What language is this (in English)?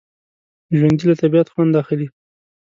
Pashto